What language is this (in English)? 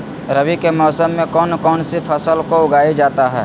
Magahi